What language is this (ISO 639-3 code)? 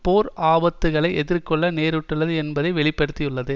tam